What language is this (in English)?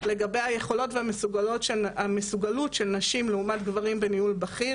Hebrew